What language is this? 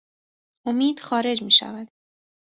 Persian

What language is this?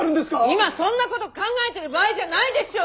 Japanese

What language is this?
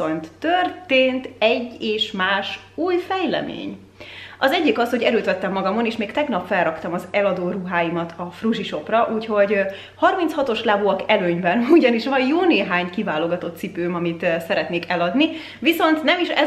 Hungarian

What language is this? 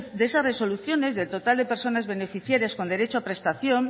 Spanish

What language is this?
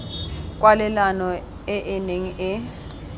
Tswana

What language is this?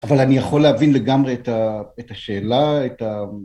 Hebrew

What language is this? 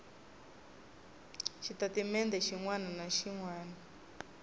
Tsonga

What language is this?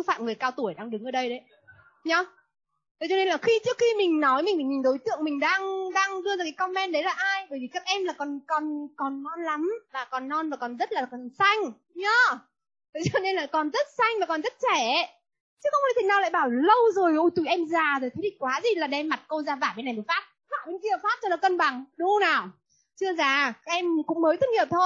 Vietnamese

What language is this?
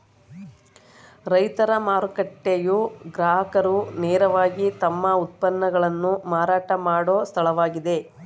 Kannada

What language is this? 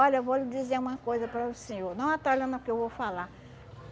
Portuguese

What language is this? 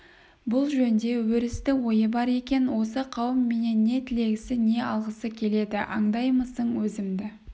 Kazakh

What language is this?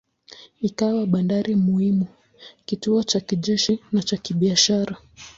Swahili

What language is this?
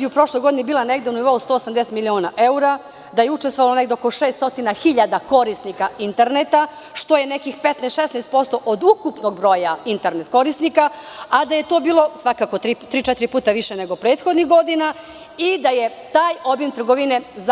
Serbian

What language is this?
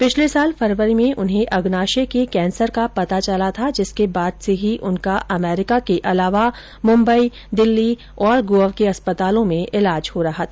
Hindi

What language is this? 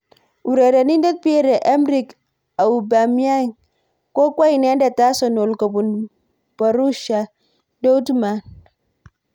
Kalenjin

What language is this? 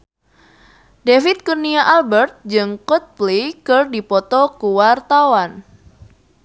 Sundanese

